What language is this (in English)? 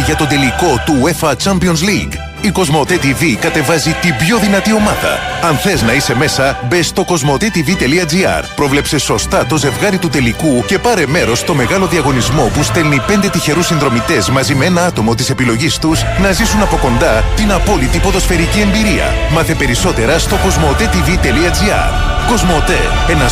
Greek